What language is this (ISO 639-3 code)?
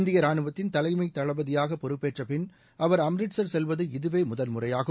tam